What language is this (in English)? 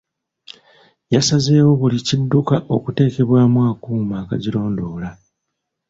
Ganda